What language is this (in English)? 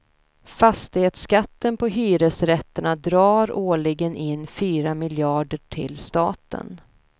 Swedish